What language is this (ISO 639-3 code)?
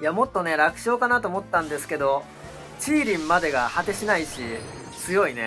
jpn